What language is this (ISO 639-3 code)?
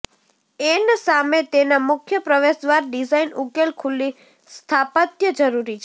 guj